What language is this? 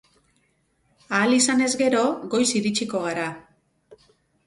Basque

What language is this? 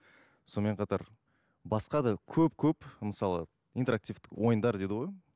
Kazakh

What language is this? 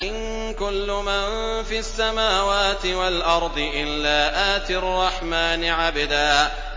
Arabic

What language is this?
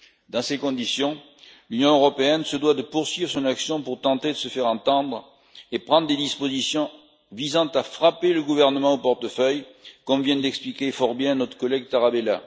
French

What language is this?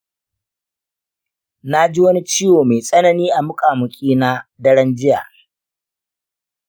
Hausa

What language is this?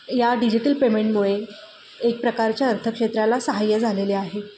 Marathi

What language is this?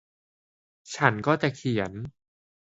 Thai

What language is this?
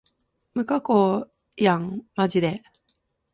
Japanese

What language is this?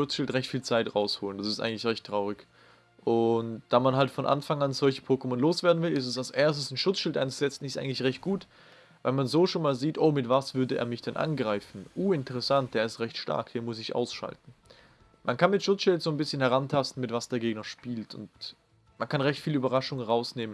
German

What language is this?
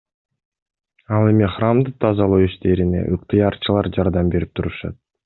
Kyrgyz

